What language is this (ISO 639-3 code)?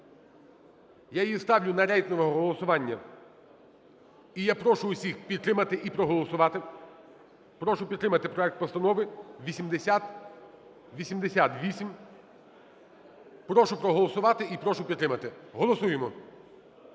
ukr